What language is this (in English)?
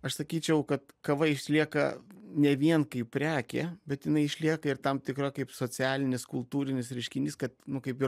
Lithuanian